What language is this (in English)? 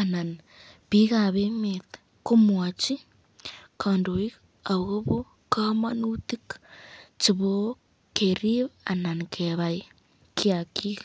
Kalenjin